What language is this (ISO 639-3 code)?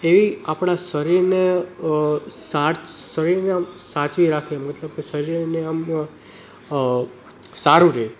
guj